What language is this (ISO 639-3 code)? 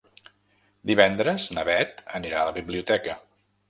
cat